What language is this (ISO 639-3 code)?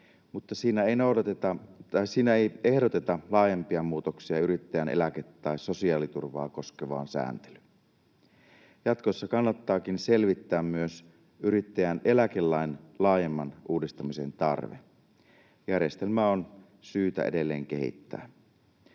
fin